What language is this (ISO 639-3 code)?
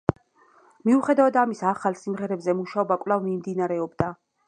kat